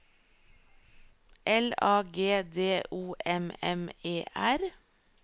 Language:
Norwegian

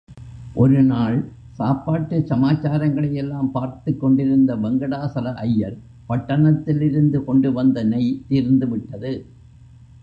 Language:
Tamil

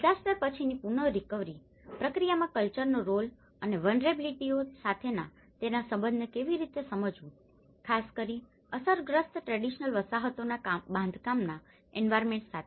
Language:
Gujarati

